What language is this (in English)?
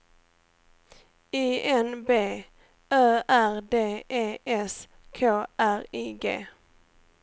Swedish